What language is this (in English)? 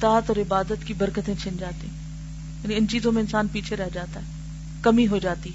Urdu